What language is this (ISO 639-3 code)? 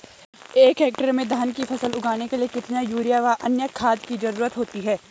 hin